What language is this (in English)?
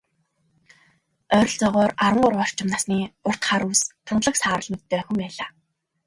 Mongolian